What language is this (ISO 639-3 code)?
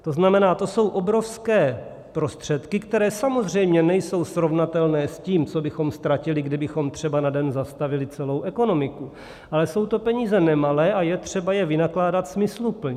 ces